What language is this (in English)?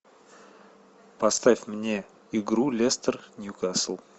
Russian